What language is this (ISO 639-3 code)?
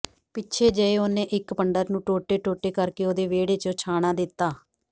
pan